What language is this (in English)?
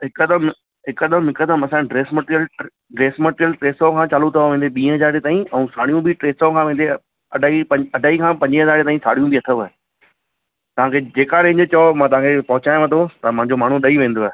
Sindhi